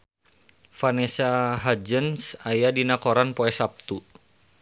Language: Sundanese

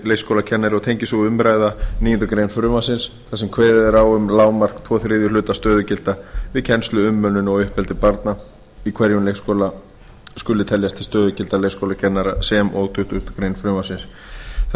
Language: Icelandic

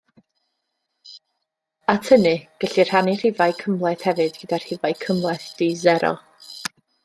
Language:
Welsh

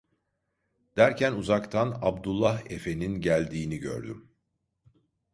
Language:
Turkish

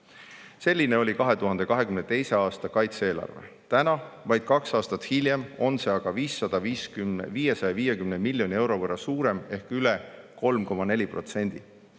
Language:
Estonian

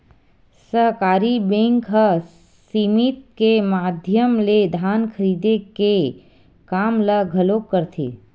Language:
Chhattisgarhi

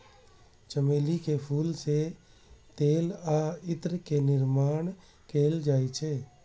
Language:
Maithili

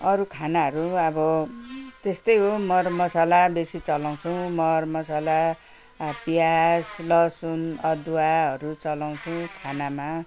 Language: Nepali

